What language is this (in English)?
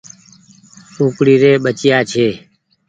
Goaria